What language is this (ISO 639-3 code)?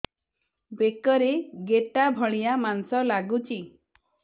ori